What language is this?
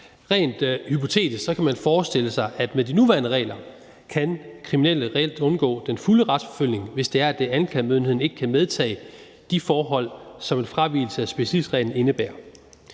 Danish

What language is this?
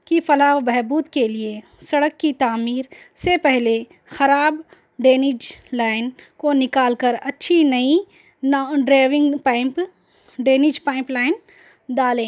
Urdu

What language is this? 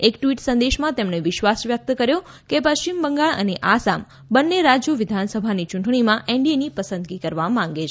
Gujarati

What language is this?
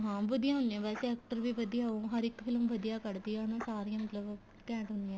Punjabi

